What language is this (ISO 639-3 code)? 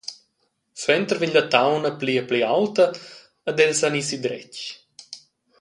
roh